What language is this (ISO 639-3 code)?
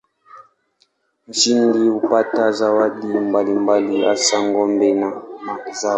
swa